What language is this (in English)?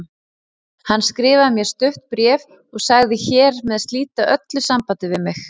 Icelandic